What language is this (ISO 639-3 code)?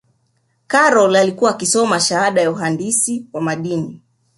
swa